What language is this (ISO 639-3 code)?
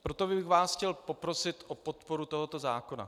ces